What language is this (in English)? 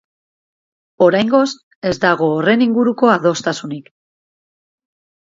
Basque